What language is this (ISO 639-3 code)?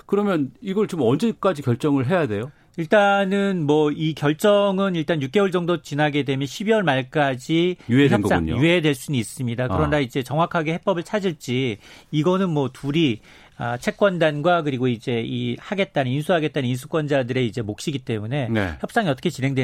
kor